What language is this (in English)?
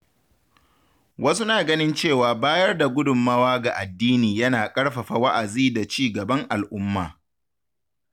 Hausa